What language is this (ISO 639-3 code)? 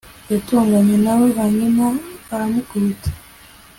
kin